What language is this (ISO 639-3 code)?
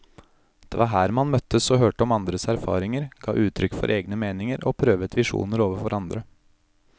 nor